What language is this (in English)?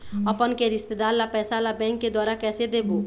Chhattisgarhi